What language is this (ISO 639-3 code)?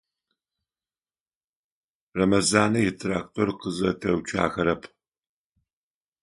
ady